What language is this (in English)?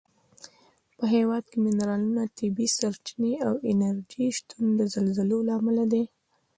Pashto